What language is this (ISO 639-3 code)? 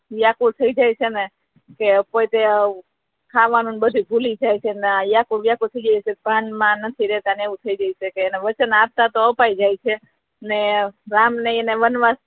guj